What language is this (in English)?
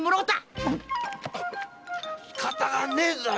Japanese